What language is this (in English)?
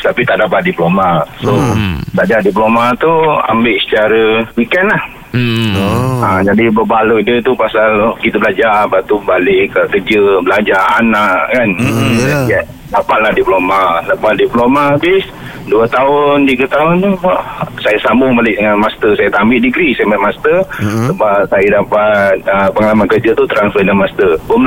Malay